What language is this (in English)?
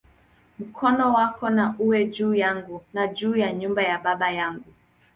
Swahili